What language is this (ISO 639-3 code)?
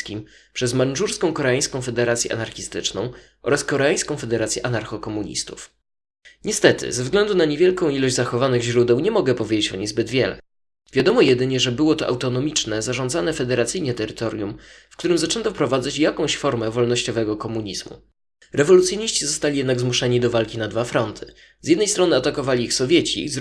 pol